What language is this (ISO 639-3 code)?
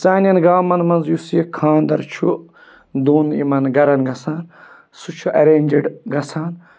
kas